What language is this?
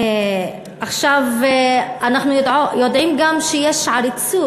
Hebrew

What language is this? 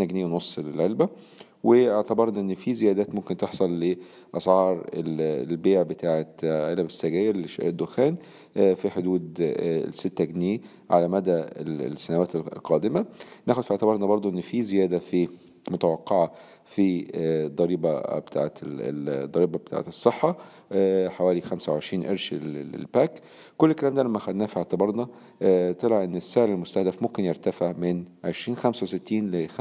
Arabic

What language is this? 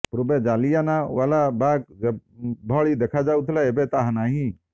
Odia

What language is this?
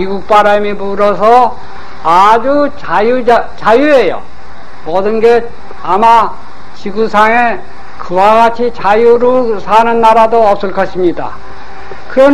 Korean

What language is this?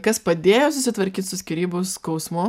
Lithuanian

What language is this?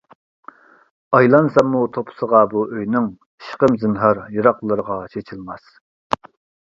Uyghur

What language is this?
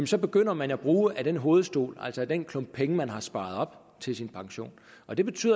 Danish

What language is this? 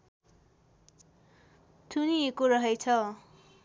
Nepali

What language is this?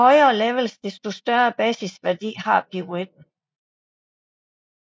Danish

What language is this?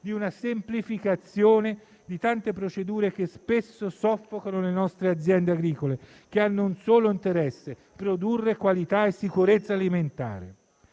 Italian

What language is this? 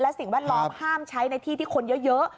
Thai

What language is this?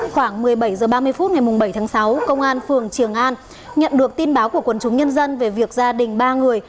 Vietnamese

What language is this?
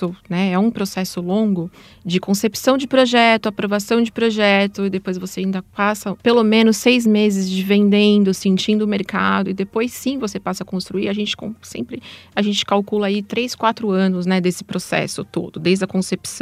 Portuguese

